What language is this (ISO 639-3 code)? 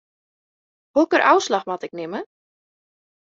fry